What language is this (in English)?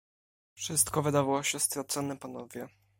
Polish